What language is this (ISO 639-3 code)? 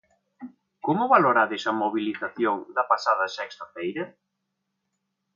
glg